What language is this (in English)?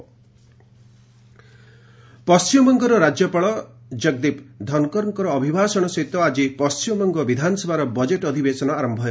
Odia